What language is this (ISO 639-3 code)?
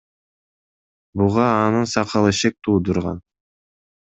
kir